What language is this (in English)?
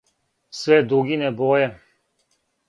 Serbian